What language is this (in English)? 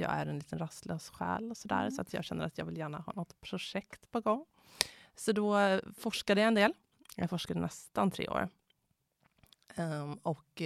Swedish